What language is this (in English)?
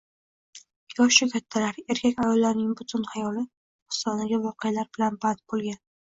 Uzbek